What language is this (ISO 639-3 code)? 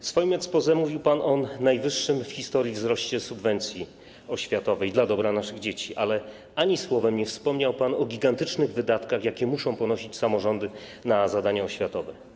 pol